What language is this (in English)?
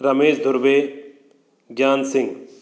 Hindi